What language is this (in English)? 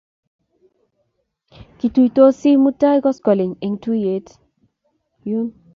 Kalenjin